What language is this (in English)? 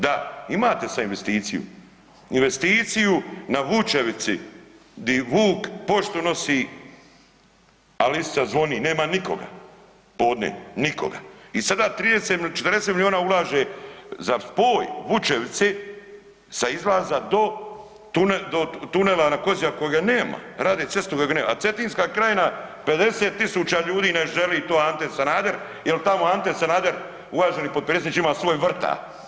Croatian